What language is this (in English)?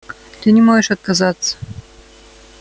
Russian